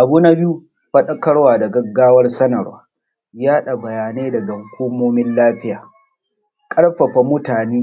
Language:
Hausa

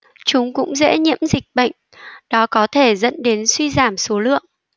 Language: Vietnamese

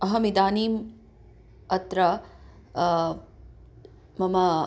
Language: Sanskrit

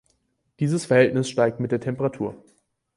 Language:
German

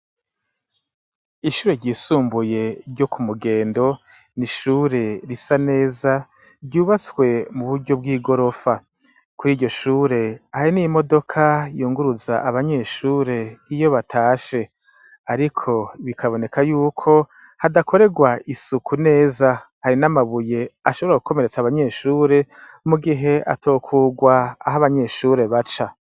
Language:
Rundi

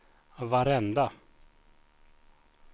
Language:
Swedish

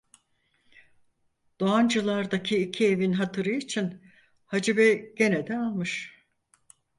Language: Turkish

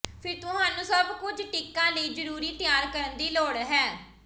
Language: Punjabi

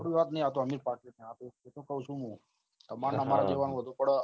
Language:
Gujarati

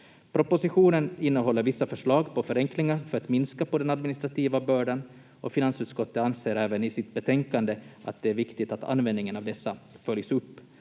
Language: Finnish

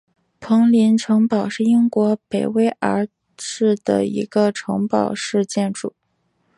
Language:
Chinese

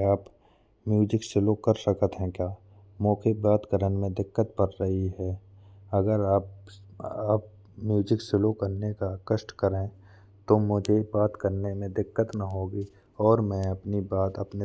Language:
Bundeli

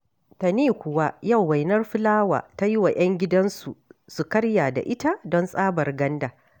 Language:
Hausa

